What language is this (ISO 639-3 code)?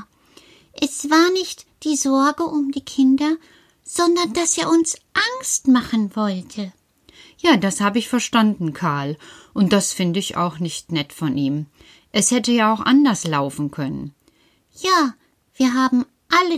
deu